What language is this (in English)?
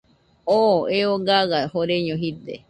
Nüpode Huitoto